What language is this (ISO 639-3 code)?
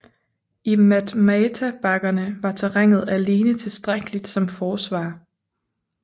dan